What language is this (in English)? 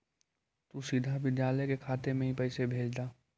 Magahi